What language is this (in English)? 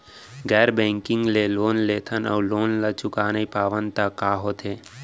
Chhattisgarhi